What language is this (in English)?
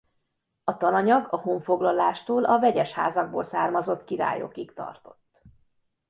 Hungarian